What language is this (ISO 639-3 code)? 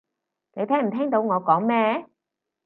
yue